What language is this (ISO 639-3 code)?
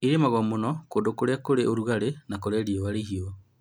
kik